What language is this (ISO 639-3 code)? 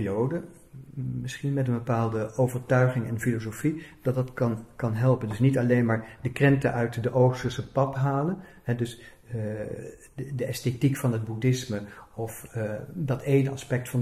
nld